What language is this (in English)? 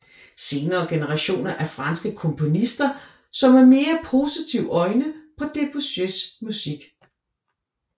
Danish